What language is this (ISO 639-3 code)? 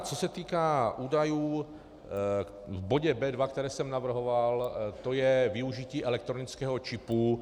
ces